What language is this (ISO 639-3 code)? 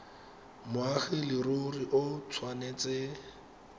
tsn